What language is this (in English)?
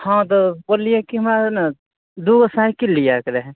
Maithili